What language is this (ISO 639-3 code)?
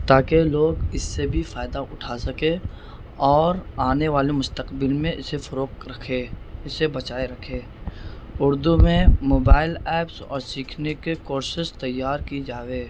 urd